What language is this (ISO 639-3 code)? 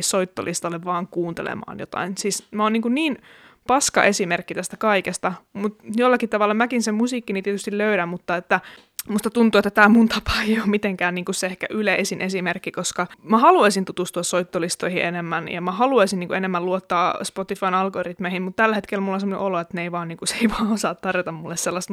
fin